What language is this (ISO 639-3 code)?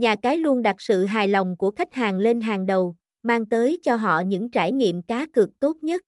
vie